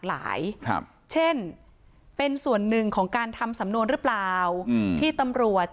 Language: Thai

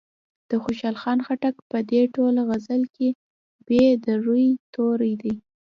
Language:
Pashto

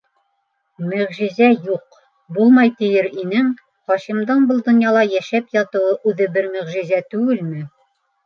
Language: Bashkir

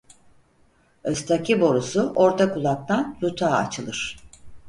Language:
Turkish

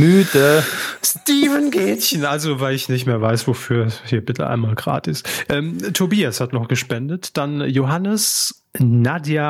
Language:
German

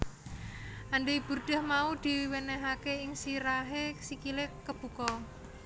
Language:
Javanese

